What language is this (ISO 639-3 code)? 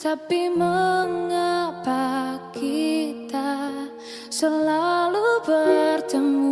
ind